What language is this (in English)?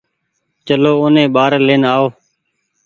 Goaria